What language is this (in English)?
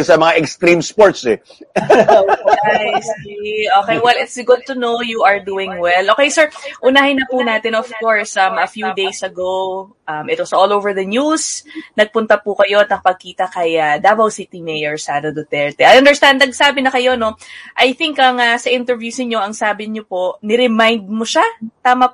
Filipino